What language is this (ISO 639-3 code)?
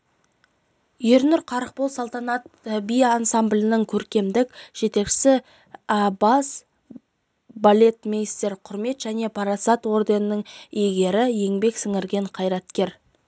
kaz